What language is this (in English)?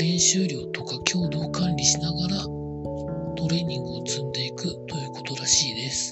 Japanese